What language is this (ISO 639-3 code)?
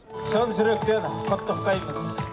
kaz